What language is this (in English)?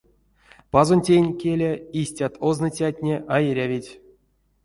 Erzya